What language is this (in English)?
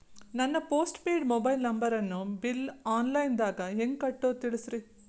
Kannada